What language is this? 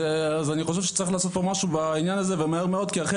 Hebrew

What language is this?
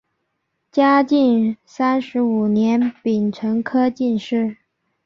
Chinese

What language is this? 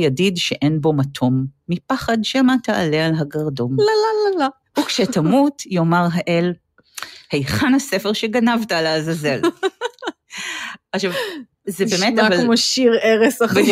Hebrew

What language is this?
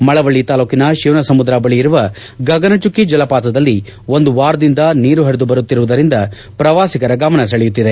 Kannada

